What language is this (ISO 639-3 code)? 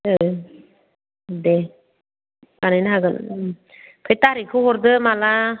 brx